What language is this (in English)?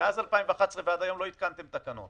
Hebrew